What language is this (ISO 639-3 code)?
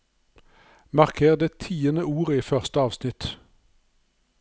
nor